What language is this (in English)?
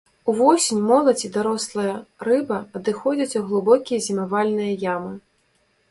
Belarusian